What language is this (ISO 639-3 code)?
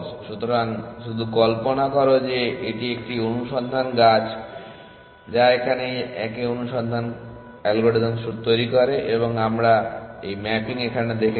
ben